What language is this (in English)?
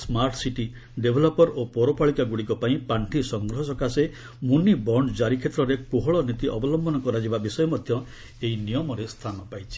Odia